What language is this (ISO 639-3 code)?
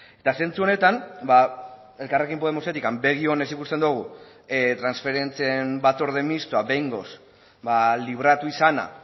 eus